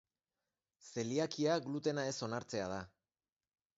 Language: Basque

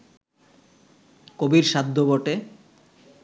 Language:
Bangla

